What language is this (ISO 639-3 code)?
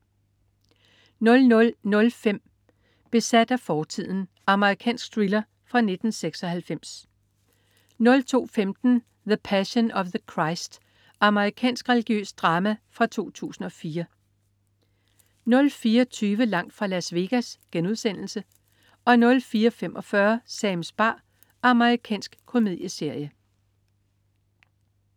dan